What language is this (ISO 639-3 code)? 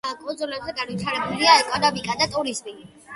kat